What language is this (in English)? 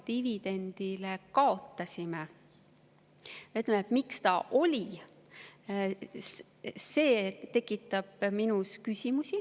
Estonian